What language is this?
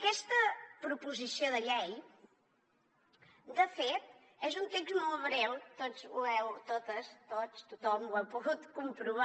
Catalan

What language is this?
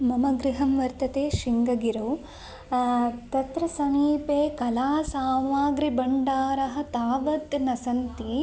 Sanskrit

